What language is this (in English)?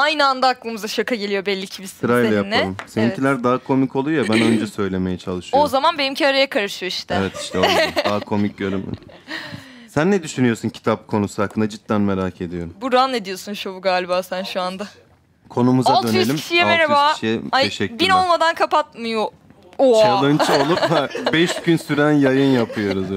Turkish